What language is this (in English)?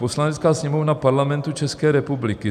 Czech